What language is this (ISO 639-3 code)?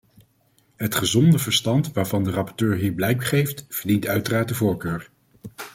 nld